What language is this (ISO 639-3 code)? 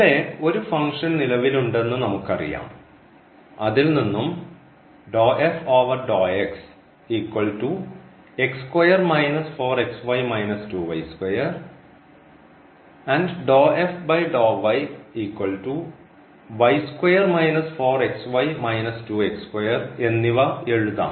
mal